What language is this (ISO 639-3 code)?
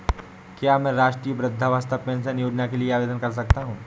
hin